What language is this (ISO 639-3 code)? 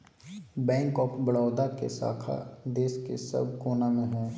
mag